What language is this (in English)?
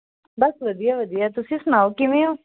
Punjabi